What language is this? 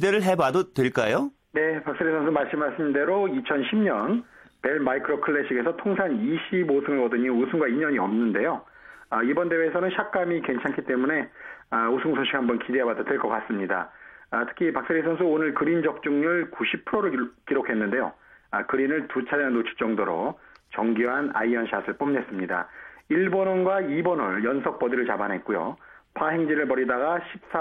Korean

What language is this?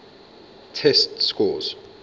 English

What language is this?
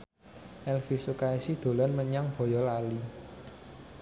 Javanese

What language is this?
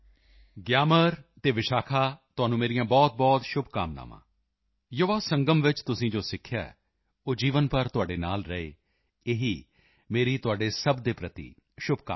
Punjabi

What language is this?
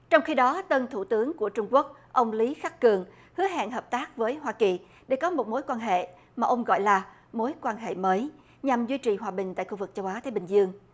Vietnamese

